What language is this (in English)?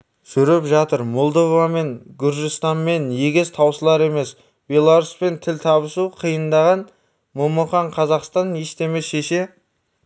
Kazakh